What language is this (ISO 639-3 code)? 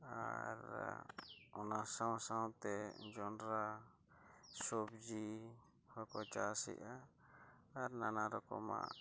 sat